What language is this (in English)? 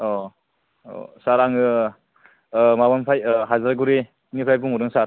Bodo